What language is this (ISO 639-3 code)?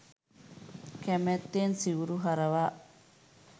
sin